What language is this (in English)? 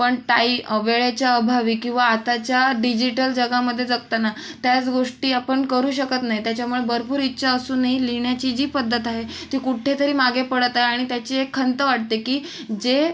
Marathi